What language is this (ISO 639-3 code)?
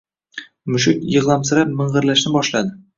uzb